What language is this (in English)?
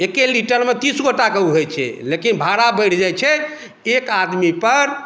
Maithili